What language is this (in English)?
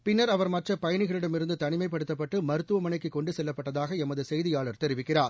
Tamil